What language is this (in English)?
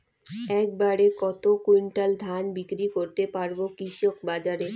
Bangla